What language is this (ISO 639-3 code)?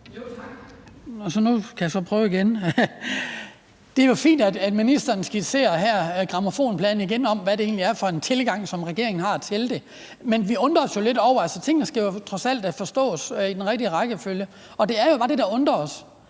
dan